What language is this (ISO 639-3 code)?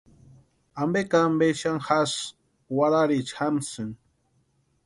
pua